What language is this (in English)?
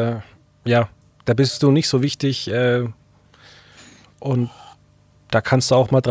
German